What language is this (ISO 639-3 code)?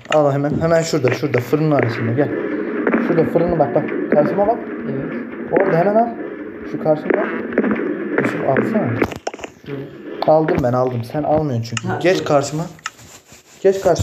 tur